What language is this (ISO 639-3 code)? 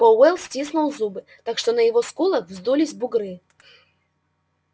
rus